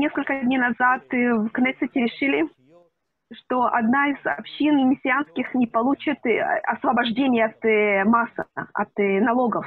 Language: Russian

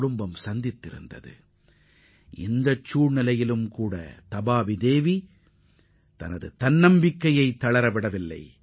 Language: Tamil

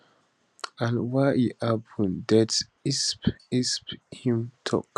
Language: Nigerian Pidgin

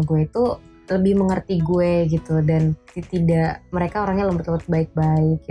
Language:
Indonesian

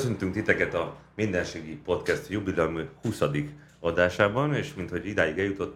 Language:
Hungarian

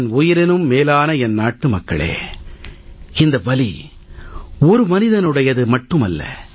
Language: Tamil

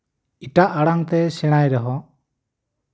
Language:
Santali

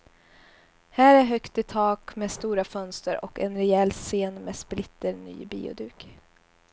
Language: Swedish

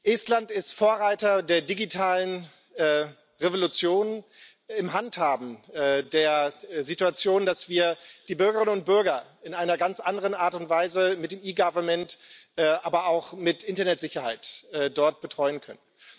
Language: German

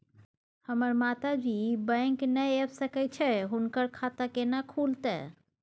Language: Maithili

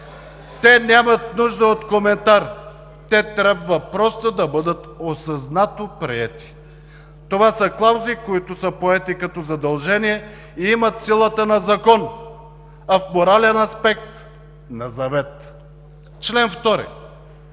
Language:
Bulgarian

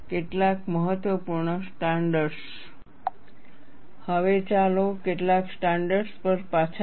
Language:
Gujarati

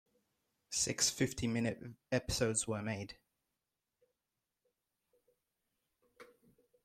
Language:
English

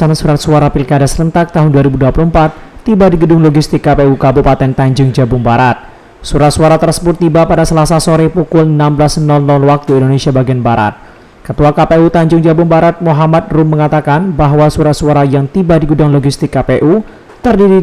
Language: Indonesian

